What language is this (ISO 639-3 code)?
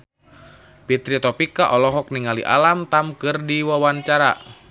sun